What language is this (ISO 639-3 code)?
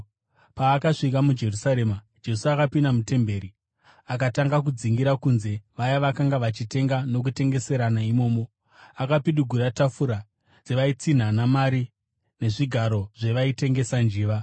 sna